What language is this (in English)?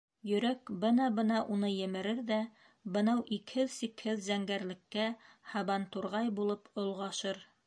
Bashkir